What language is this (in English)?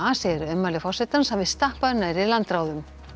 Icelandic